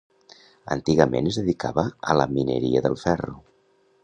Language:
Catalan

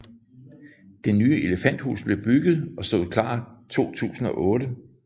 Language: Danish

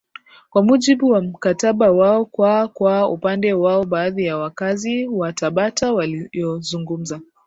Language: Swahili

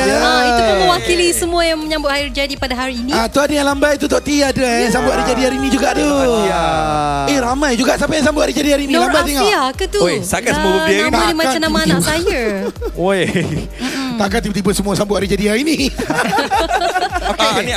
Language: Malay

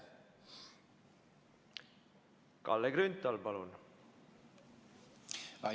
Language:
Estonian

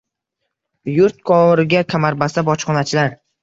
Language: Uzbek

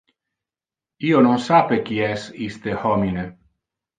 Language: Interlingua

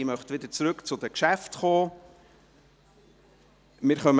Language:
Swiss German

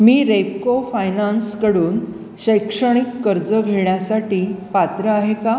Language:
Marathi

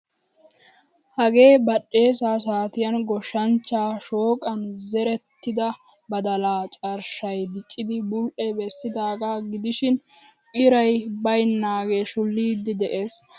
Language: Wolaytta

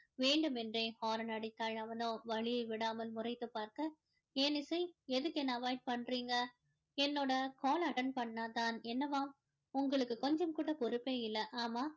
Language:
Tamil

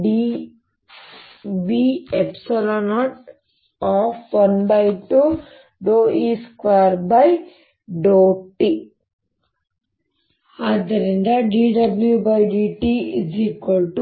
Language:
Kannada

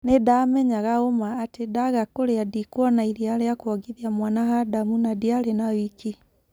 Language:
Kikuyu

